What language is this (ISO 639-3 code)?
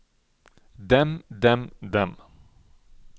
nor